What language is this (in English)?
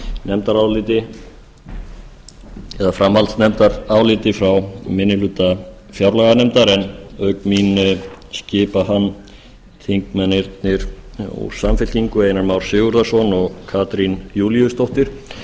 Icelandic